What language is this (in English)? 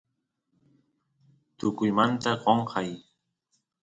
Santiago del Estero Quichua